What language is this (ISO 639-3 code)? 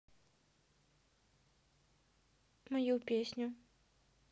rus